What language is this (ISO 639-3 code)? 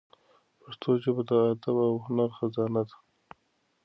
pus